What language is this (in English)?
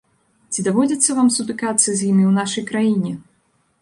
Belarusian